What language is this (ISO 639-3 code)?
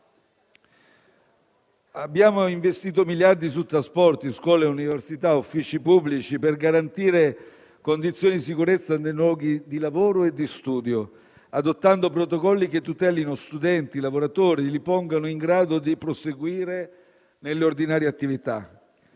ita